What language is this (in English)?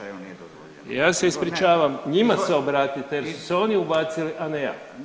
Croatian